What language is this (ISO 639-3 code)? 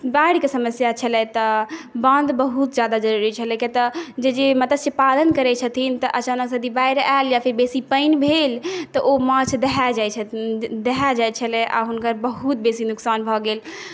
mai